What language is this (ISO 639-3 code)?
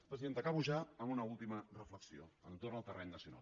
cat